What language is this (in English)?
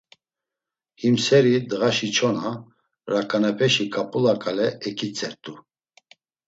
Laz